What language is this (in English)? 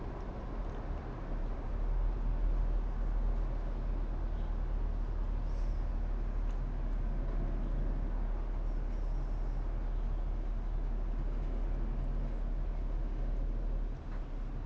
English